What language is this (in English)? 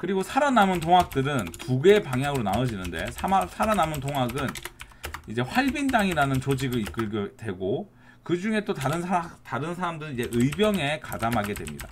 Korean